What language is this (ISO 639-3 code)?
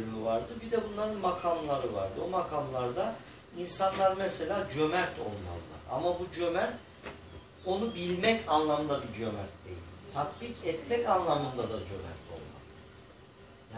tur